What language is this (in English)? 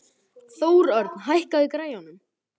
Icelandic